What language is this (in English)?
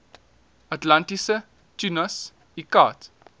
Afrikaans